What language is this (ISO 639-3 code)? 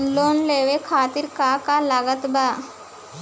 bho